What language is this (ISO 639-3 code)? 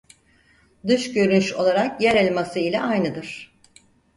tur